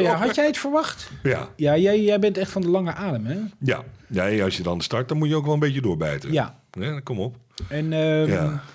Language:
Dutch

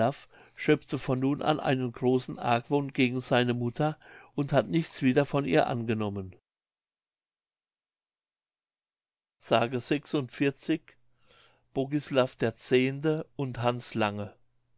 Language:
German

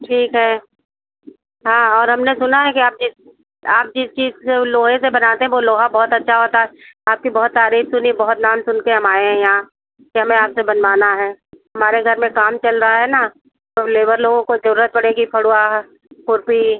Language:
Hindi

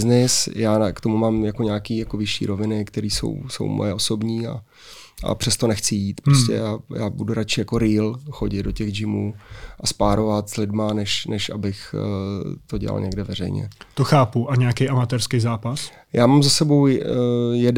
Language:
Czech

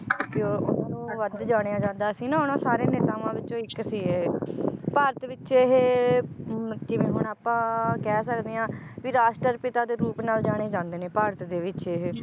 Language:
Punjabi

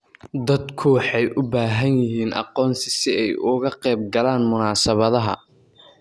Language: Somali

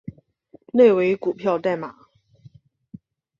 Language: Chinese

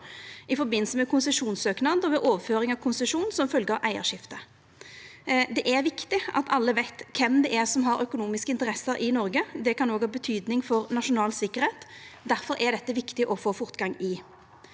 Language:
Norwegian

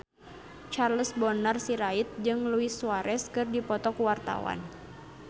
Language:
Sundanese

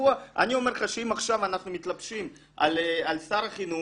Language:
Hebrew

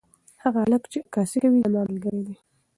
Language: Pashto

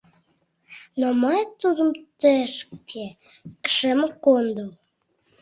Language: Mari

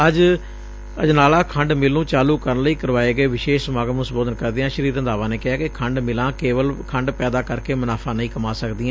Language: Punjabi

